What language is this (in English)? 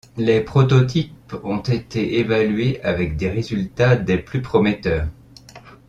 French